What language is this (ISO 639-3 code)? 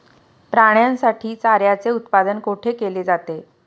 mar